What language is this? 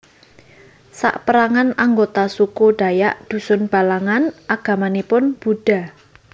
Javanese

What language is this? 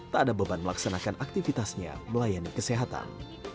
Indonesian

